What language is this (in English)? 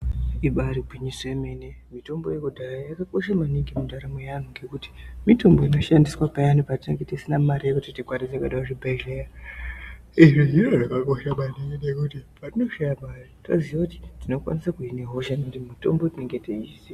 Ndau